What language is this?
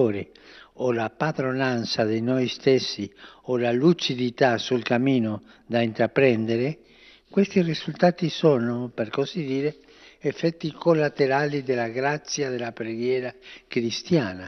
Italian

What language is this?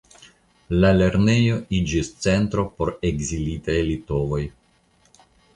Esperanto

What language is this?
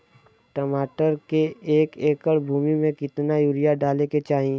Bhojpuri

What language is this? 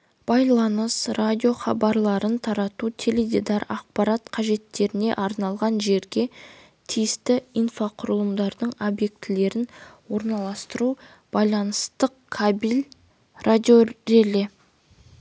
Kazakh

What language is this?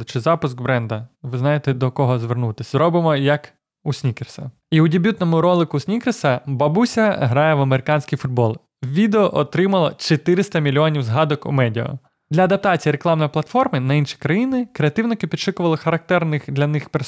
Ukrainian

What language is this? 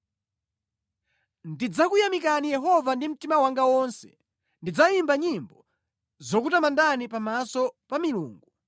Nyanja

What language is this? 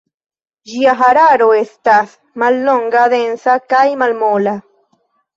Esperanto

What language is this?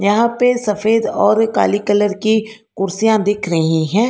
Hindi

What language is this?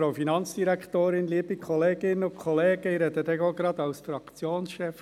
Swiss German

